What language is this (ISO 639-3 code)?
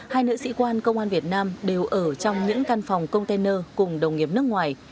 vie